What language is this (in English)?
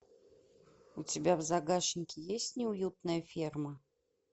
Russian